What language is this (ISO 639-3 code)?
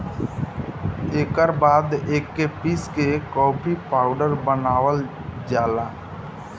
bho